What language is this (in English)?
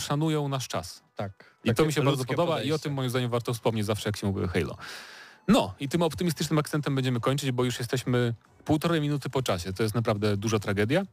Polish